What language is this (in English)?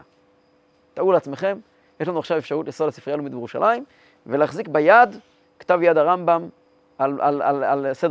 Hebrew